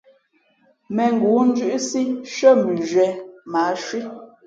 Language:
Fe'fe'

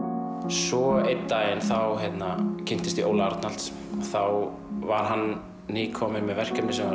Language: Icelandic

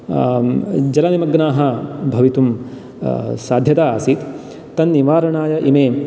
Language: Sanskrit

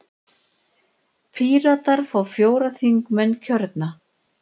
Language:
Icelandic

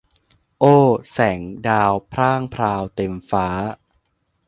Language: Thai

